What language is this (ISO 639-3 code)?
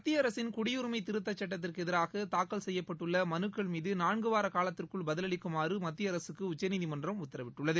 tam